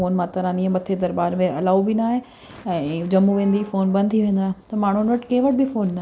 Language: Sindhi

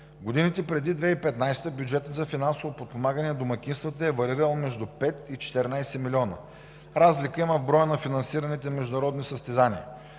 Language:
Bulgarian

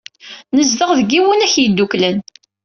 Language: Kabyle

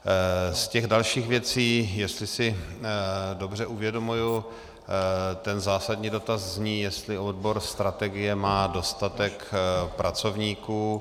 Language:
Czech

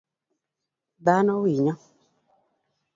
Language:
Luo (Kenya and Tanzania)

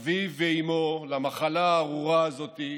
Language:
Hebrew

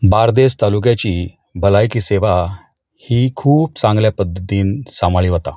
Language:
Konkani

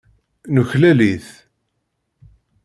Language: Kabyle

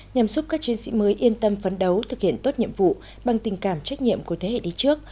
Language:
Vietnamese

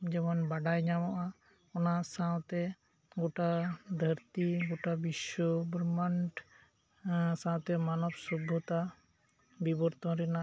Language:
Santali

